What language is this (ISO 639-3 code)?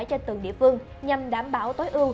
vie